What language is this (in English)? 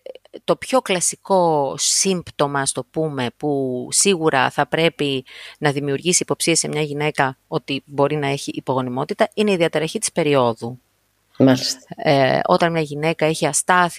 Greek